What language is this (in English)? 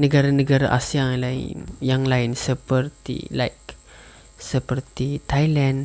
Malay